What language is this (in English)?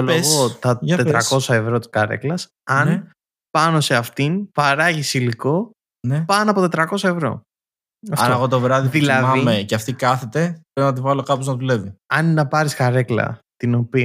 Greek